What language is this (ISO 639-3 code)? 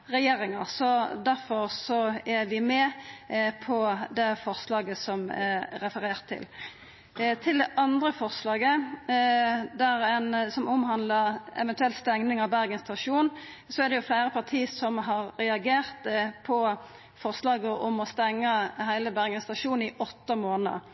nno